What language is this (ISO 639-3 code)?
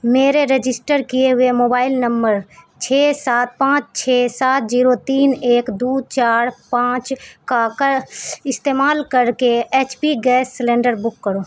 urd